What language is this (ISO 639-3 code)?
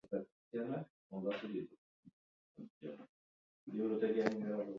eus